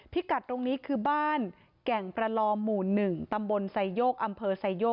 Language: Thai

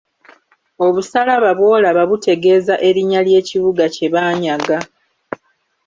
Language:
Ganda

